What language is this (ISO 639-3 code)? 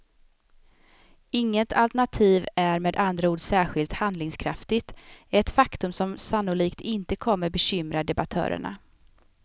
swe